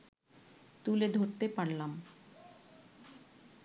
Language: Bangla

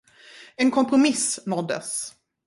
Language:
Swedish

